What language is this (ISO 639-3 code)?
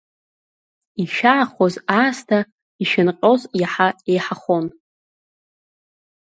abk